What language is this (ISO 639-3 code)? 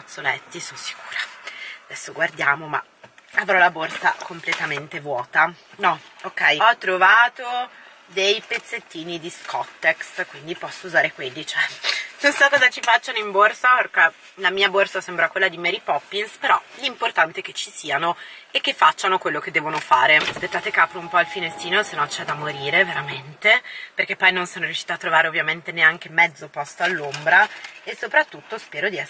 ita